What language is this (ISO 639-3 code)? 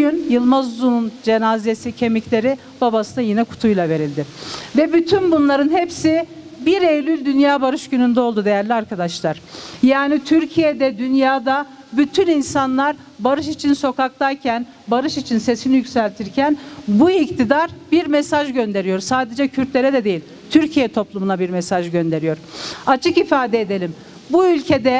tur